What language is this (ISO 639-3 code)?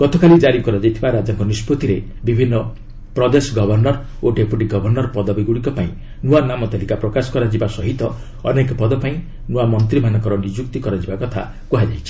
ori